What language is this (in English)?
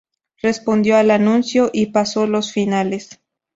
Spanish